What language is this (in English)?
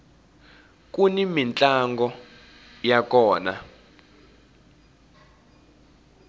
Tsonga